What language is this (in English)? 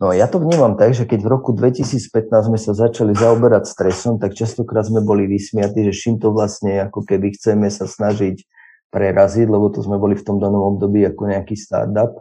Slovak